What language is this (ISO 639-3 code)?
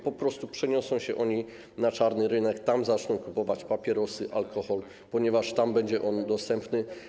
pol